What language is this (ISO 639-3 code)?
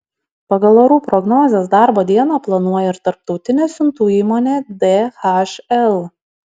lit